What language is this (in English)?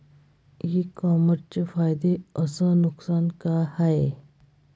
Marathi